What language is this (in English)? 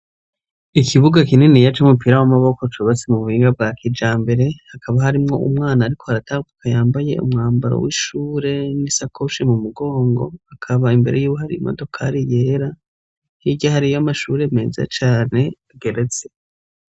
Rundi